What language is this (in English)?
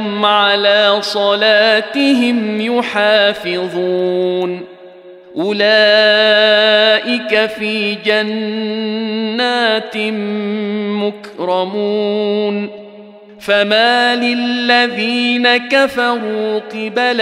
Arabic